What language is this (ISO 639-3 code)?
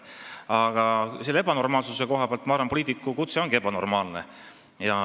est